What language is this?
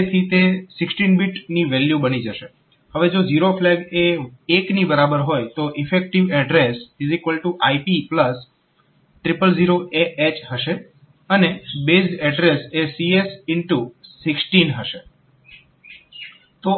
Gujarati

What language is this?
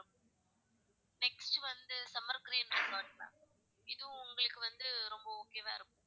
Tamil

